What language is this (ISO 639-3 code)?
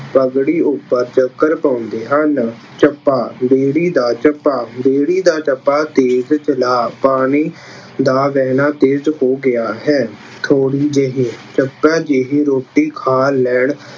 pan